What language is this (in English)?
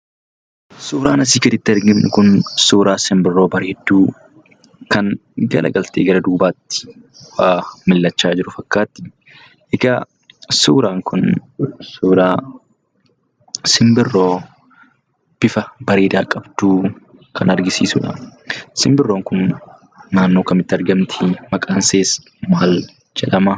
Oromo